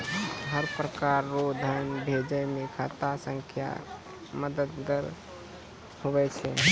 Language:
Maithili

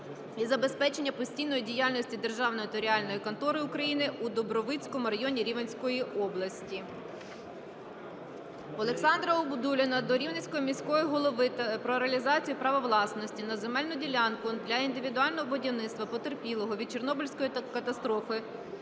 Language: Ukrainian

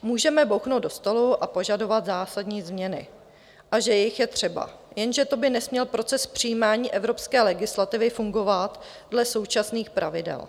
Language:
Czech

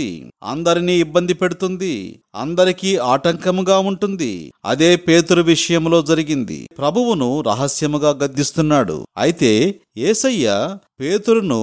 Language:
Telugu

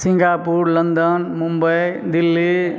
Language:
Maithili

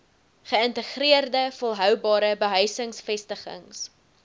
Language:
Afrikaans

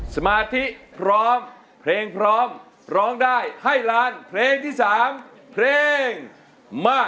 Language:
Thai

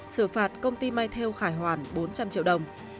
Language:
Vietnamese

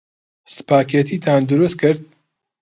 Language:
Central Kurdish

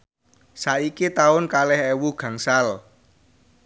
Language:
Javanese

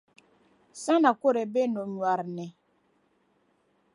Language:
Dagbani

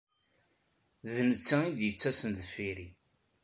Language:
Kabyle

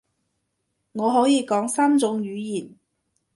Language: Cantonese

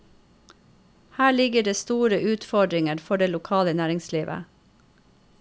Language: Norwegian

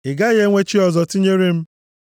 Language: Igbo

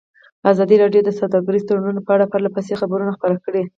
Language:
Pashto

